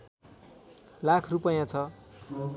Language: Nepali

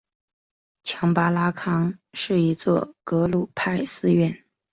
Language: Chinese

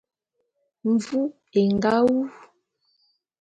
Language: Bulu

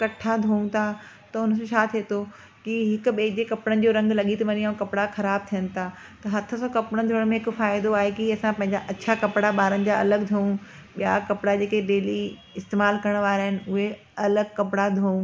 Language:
Sindhi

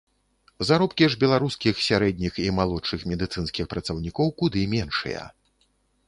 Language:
Belarusian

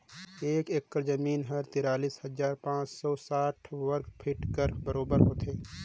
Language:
Chhattisgarhi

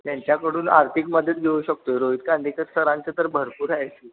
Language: Marathi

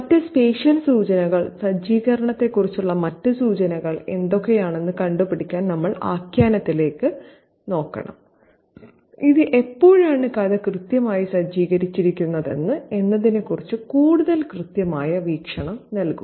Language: Malayalam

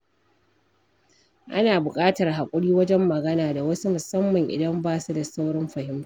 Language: Hausa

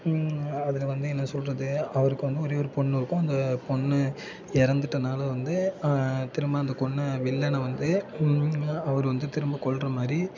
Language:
Tamil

